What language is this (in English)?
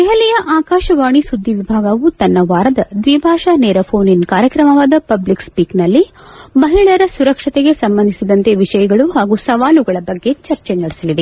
Kannada